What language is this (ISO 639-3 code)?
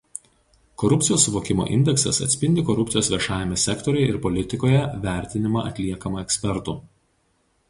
lit